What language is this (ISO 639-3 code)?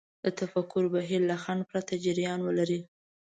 pus